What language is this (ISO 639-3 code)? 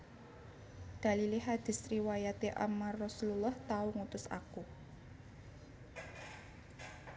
jav